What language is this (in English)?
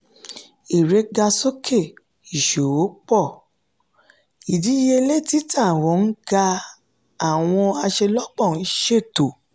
Yoruba